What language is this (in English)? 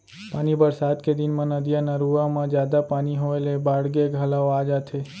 Chhattisgarhi